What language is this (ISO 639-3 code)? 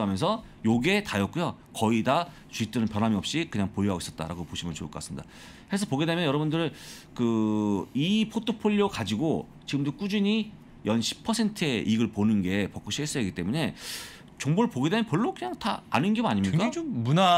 kor